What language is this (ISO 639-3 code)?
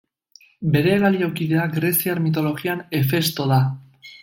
eus